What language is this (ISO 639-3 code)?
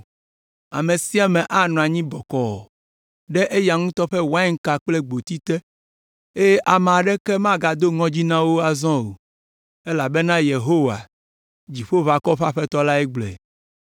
ewe